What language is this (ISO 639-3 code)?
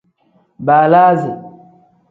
kdh